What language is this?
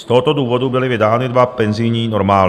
Czech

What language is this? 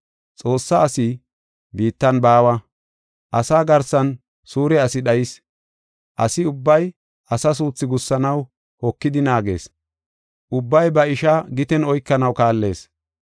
Gofa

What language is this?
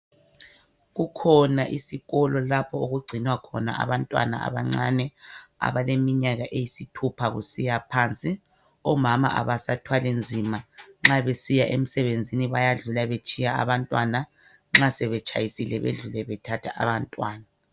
North Ndebele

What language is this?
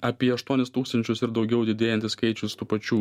Lithuanian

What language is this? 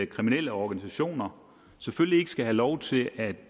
Danish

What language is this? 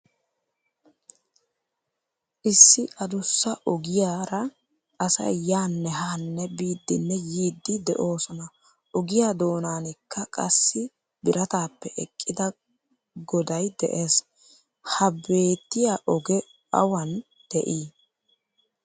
Wolaytta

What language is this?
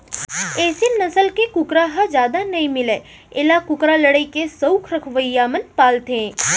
Chhattisgarhi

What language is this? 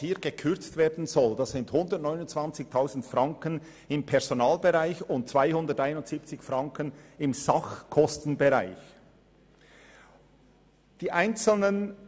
Swiss German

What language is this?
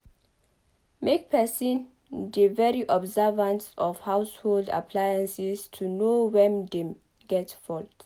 Nigerian Pidgin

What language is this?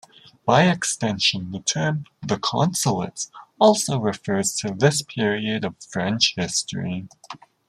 English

